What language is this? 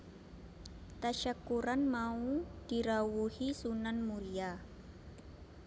Javanese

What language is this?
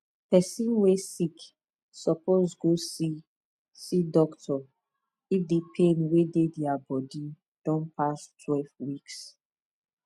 Nigerian Pidgin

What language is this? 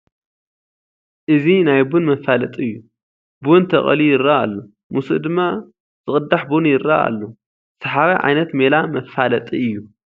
Tigrinya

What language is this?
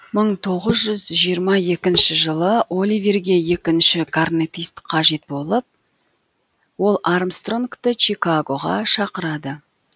Kazakh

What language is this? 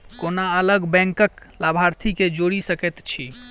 Maithili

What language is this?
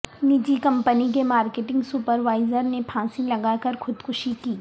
Urdu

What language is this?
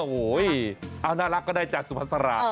Thai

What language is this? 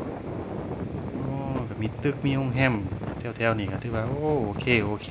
Thai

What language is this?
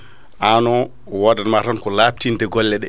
Fula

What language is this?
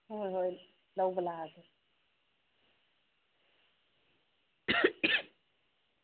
Manipuri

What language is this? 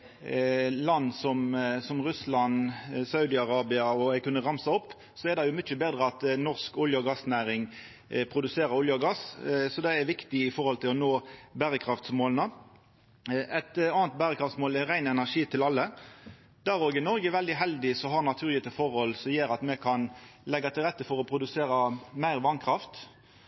Norwegian Nynorsk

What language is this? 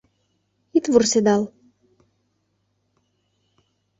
Mari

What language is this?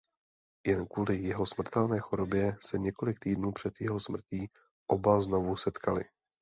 Czech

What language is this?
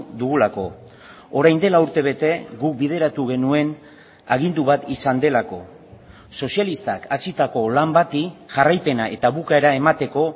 Basque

